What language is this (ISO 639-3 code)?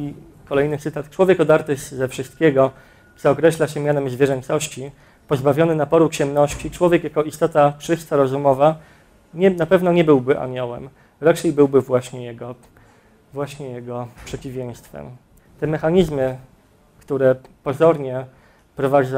pol